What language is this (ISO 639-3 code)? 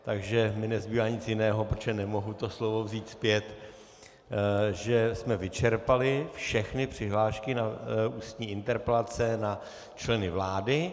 ces